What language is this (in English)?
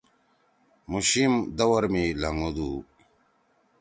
Torwali